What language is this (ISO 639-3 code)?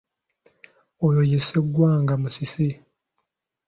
lug